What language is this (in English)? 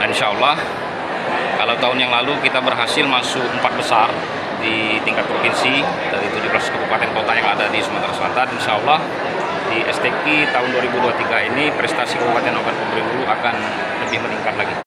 Indonesian